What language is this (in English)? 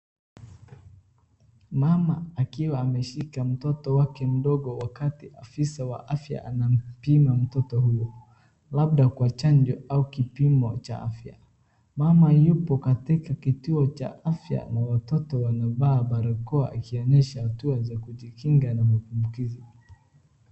Swahili